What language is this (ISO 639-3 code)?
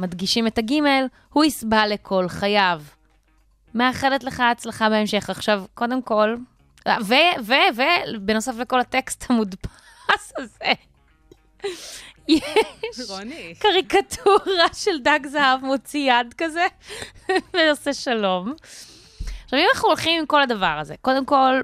heb